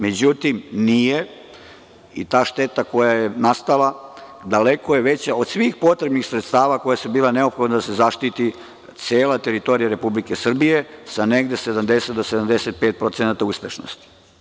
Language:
Serbian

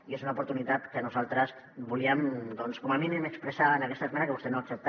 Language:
Catalan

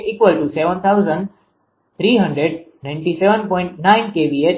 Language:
Gujarati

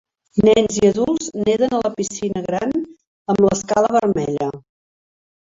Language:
Catalan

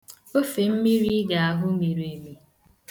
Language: Igbo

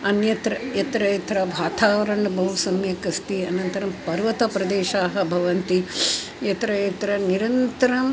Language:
Sanskrit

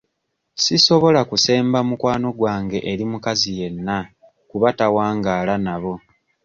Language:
Ganda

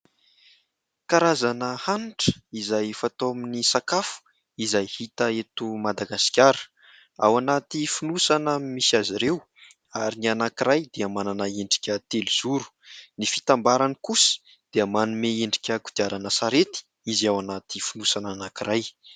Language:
Malagasy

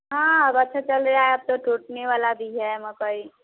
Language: Hindi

